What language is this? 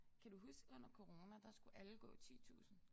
Danish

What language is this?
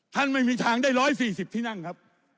Thai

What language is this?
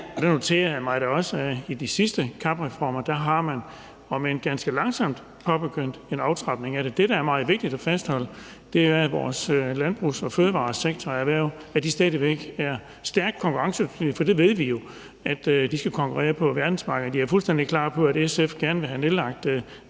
Danish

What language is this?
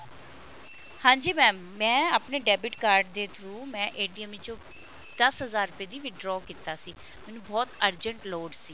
Punjabi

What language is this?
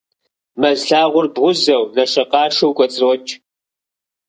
Kabardian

